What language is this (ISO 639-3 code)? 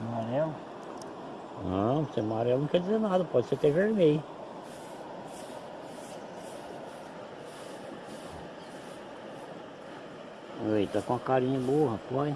por